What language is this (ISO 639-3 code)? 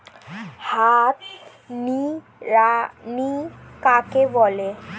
ben